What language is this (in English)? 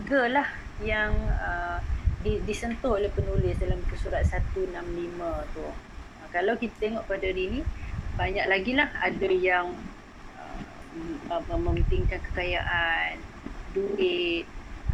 Malay